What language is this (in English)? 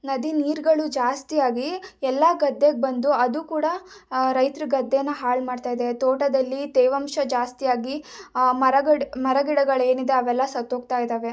Kannada